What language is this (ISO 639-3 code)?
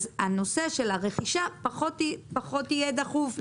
heb